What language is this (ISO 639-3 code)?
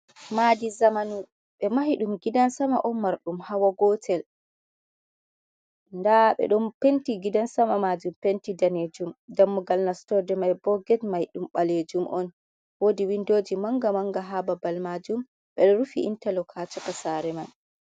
ful